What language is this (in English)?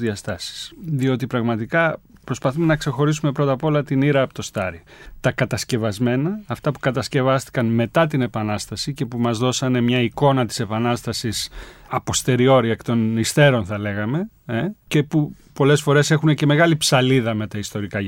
Greek